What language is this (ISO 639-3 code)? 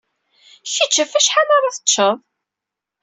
kab